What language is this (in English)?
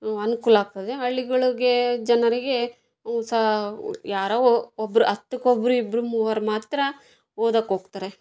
Kannada